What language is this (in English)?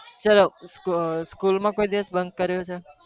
Gujarati